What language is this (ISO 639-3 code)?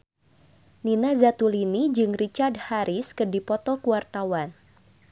sun